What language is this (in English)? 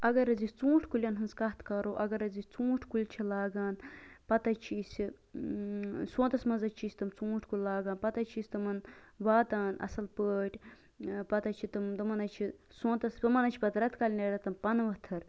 Kashmiri